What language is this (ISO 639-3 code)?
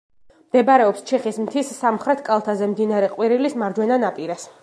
kat